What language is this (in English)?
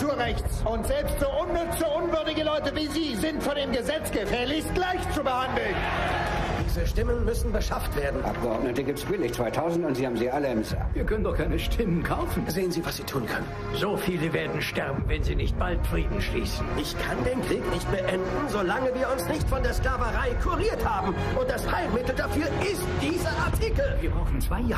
German